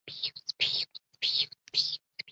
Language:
Chinese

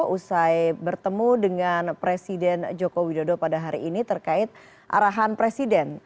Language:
Indonesian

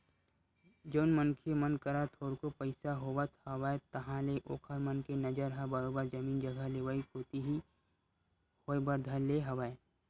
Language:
Chhattisgarhi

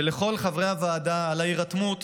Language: Hebrew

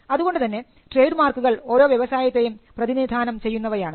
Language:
Malayalam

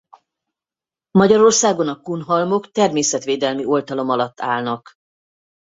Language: Hungarian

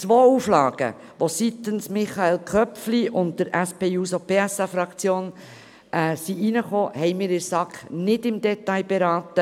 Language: Swiss German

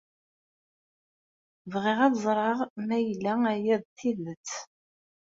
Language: Kabyle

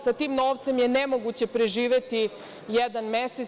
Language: Serbian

